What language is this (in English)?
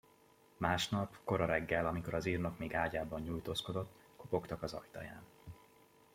Hungarian